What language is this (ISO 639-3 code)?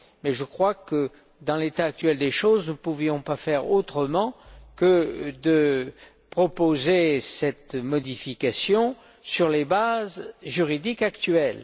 fra